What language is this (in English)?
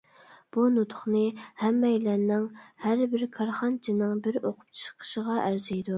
Uyghur